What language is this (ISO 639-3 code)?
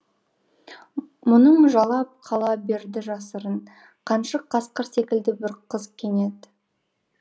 kaz